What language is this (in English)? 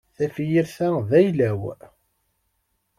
Kabyle